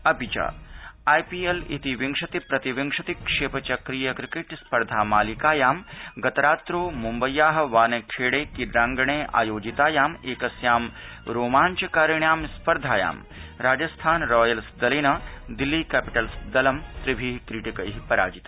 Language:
Sanskrit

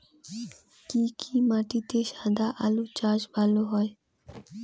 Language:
Bangla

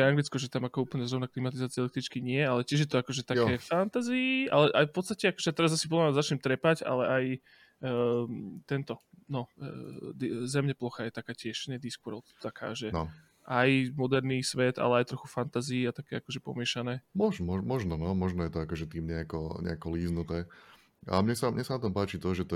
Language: Slovak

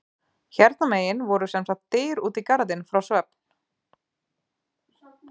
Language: Icelandic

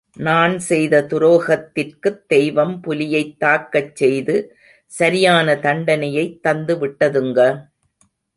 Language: Tamil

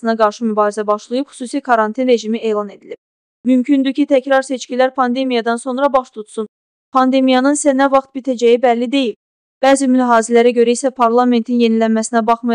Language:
Turkish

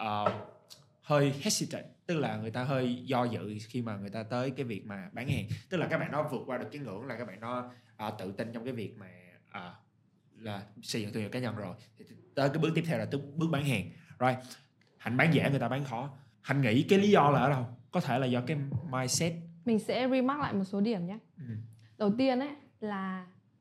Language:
Vietnamese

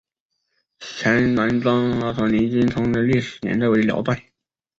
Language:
Chinese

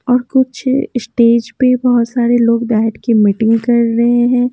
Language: Hindi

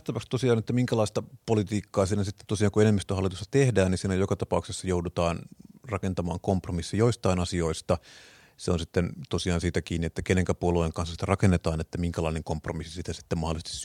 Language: Finnish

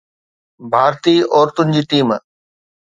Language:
Sindhi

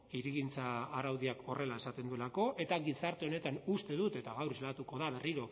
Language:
Basque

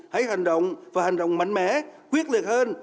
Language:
Vietnamese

